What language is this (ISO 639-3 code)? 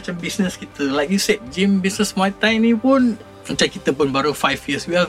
msa